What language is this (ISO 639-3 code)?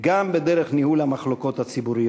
heb